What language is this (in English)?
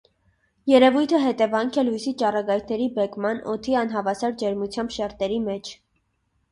Armenian